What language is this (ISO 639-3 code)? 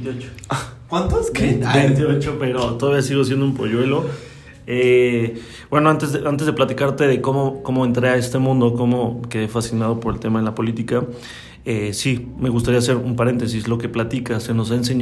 spa